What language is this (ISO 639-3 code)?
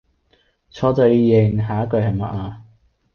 yue